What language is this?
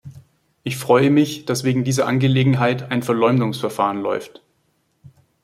German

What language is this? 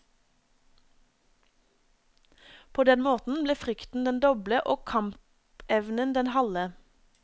Norwegian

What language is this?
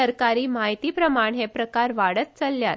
Konkani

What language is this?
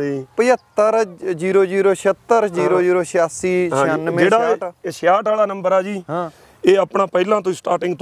Punjabi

